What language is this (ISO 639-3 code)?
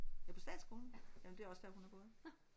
dan